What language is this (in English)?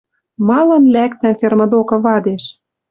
Western Mari